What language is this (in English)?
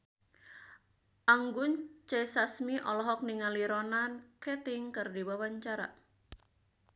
Sundanese